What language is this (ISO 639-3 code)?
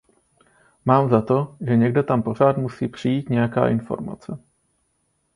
ces